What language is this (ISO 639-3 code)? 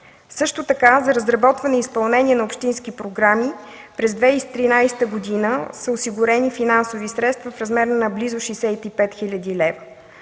bul